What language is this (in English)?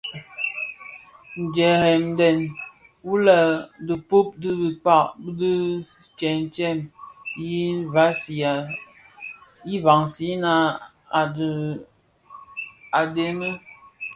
Bafia